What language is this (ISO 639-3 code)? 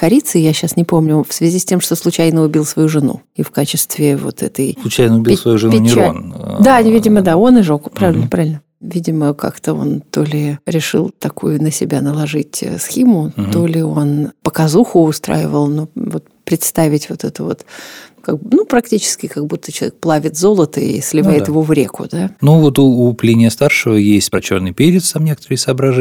rus